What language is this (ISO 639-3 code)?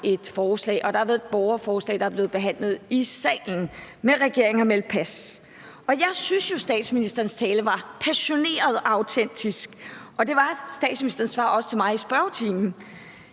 dan